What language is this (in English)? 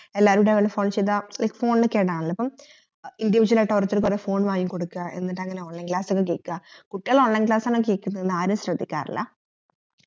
Malayalam